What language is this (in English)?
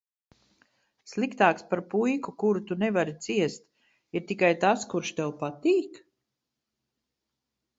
Latvian